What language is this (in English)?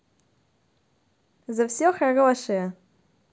Russian